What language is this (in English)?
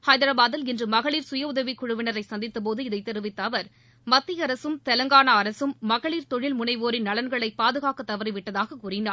Tamil